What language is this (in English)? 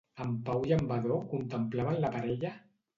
Catalan